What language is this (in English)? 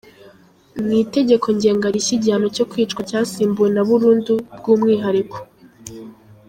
Kinyarwanda